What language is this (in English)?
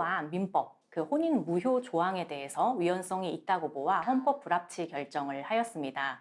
Korean